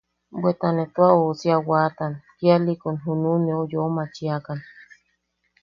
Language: Yaqui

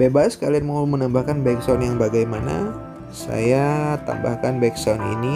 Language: Indonesian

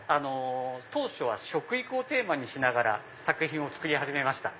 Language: Japanese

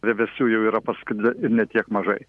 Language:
Lithuanian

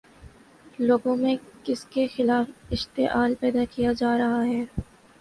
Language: Urdu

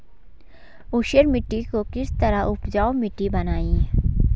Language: Hindi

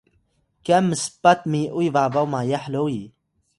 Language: Atayal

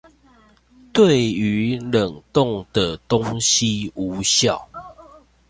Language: Chinese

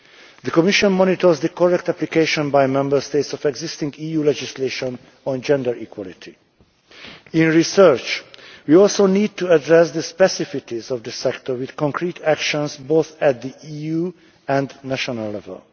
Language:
English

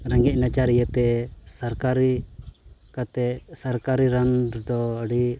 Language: Santali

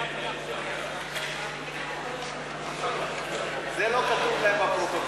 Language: Hebrew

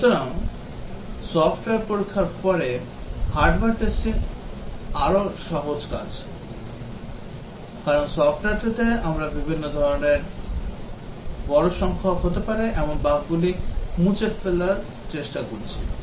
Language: Bangla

